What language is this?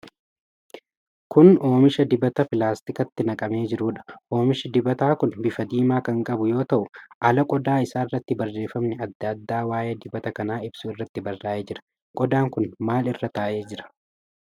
Oromo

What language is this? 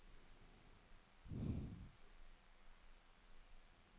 Danish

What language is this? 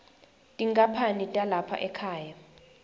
Swati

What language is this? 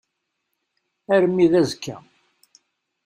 Kabyle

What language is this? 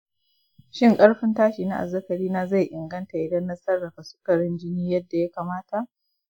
Hausa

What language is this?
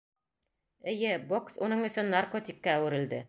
Bashkir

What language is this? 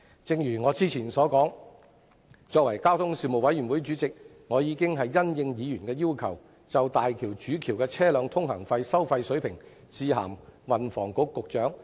Cantonese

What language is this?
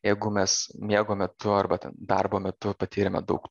Lithuanian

